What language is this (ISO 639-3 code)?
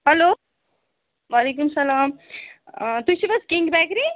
kas